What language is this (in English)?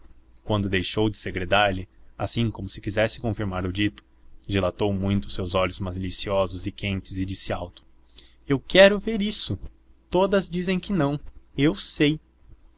Portuguese